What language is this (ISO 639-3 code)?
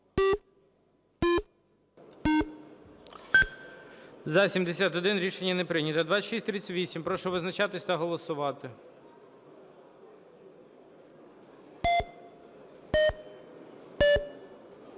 ukr